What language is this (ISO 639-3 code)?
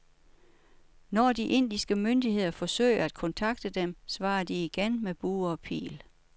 dan